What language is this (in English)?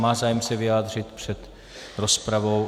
Czech